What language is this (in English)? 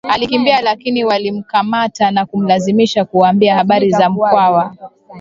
Swahili